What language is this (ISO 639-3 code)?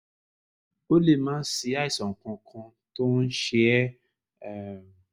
yor